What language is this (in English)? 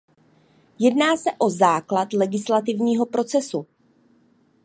Czech